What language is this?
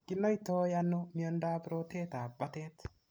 Kalenjin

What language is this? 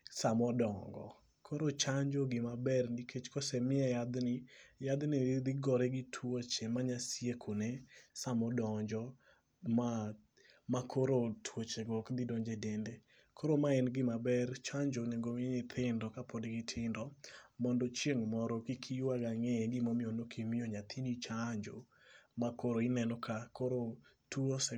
Luo (Kenya and Tanzania)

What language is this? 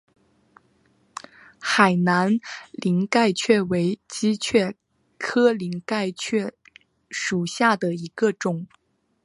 Chinese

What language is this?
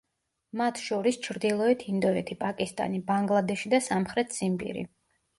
Georgian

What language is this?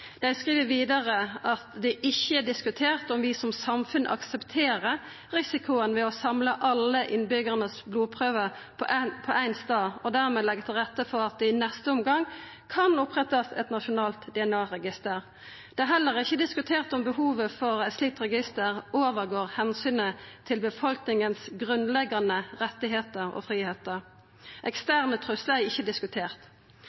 Norwegian Nynorsk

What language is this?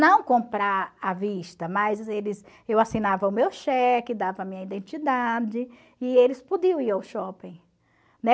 Portuguese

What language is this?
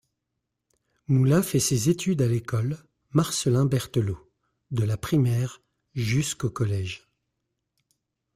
French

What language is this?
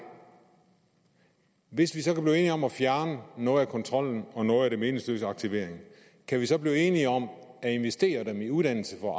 Danish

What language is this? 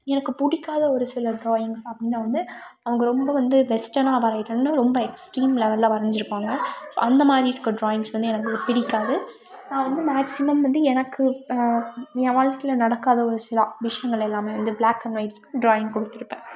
Tamil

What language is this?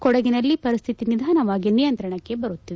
Kannada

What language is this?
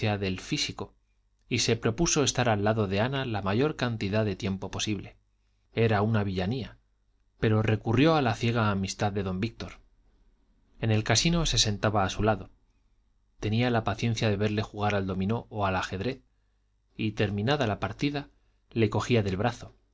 Spanish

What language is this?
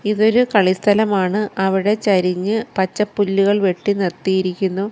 Malayalam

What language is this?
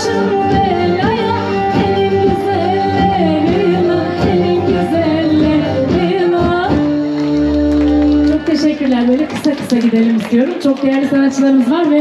Romanian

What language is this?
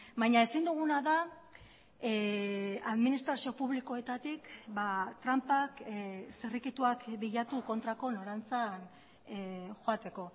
Basque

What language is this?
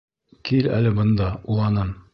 Bashkir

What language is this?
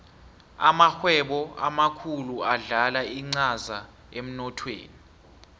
South Ndebele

